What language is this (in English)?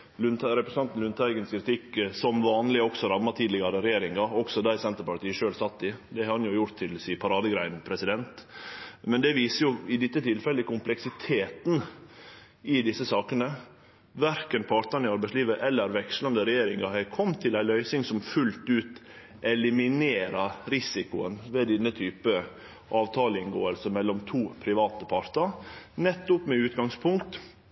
Norwegian Nynorsk